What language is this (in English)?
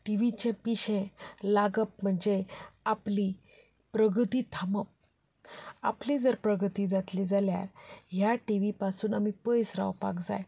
Konkani